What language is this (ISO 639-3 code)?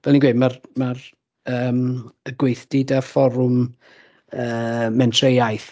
cym